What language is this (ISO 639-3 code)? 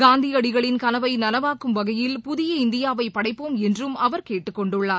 tam